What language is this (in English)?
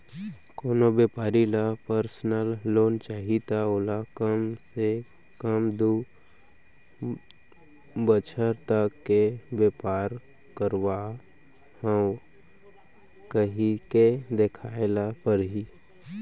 Chhattisgarhi